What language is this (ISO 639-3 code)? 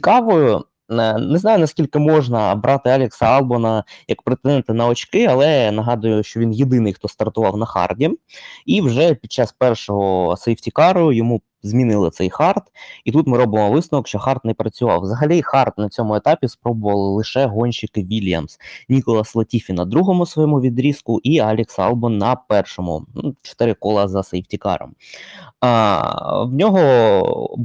ukr